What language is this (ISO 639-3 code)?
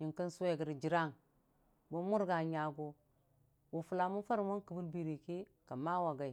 cfa